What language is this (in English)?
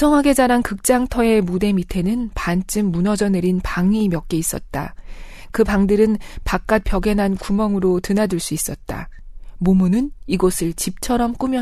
Korean